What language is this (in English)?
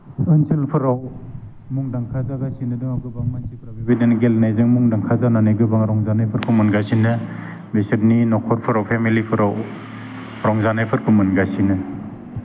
Bodo